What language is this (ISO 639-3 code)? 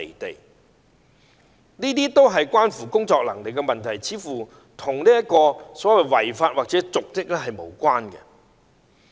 yue